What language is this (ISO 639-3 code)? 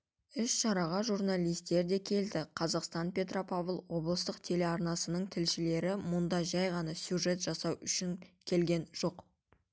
kaz